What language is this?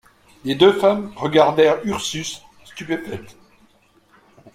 French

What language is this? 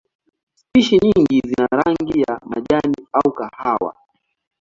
Swahili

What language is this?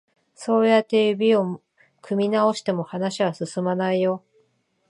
Japanese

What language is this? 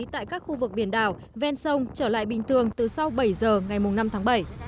Vietnamese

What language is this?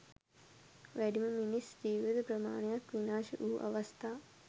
Sinhala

